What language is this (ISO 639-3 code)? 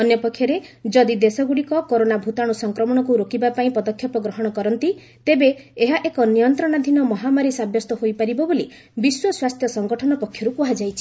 ori